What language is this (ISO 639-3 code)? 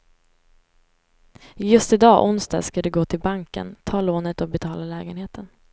swe